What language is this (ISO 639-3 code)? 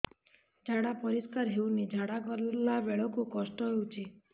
ori